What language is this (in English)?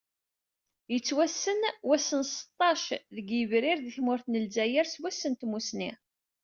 Kabyle